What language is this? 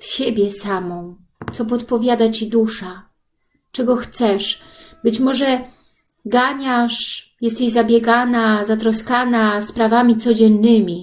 Polish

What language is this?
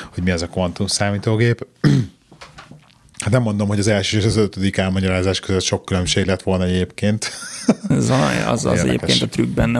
Hungarian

